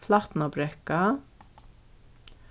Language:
Faroese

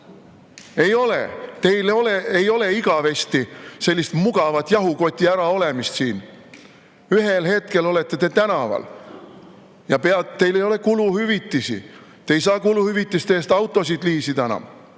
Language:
Estonian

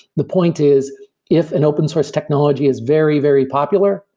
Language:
English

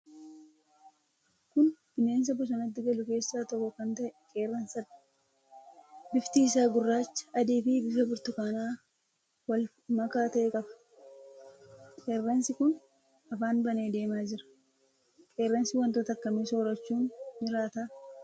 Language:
Oromo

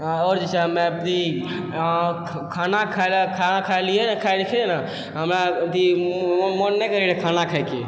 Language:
Maithili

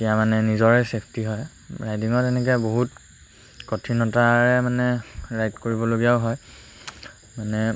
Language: Assamese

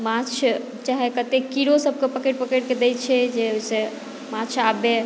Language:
Maithili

